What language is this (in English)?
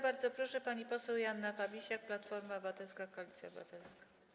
Polish